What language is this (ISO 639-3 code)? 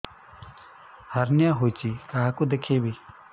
ori